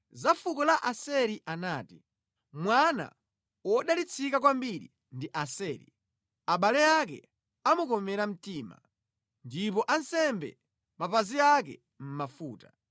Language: Nyanja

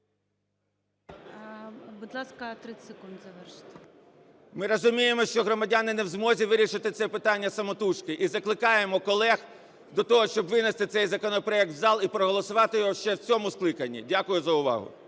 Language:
Ukrainian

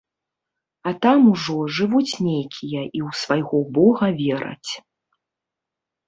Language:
Belarusian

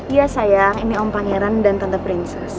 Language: Indonesian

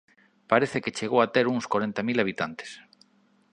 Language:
Galician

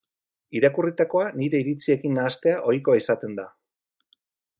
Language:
Basque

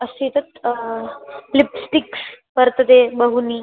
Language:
Sanskrit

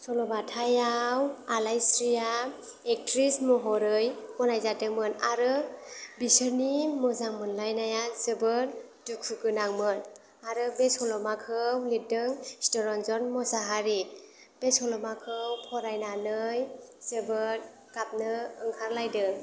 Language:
Bodo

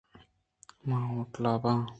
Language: Eastern Balochi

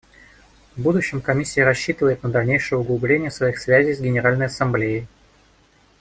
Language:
Russian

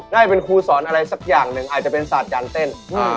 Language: Thai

